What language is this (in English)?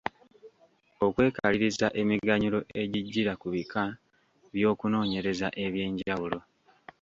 Ganda